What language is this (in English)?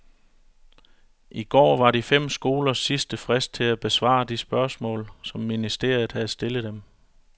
Danish